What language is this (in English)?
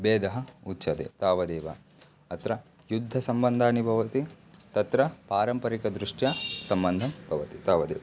Sanskrit